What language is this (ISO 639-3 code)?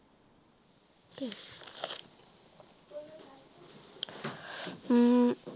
asm